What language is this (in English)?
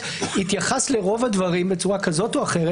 Hebrew